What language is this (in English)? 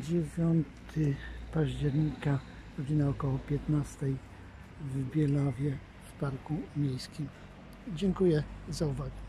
Polish